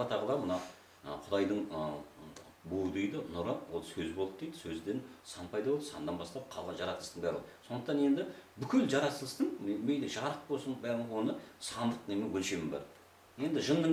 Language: Turkish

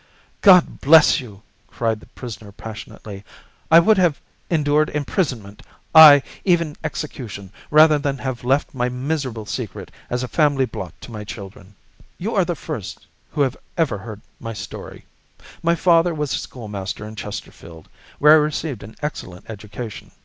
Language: English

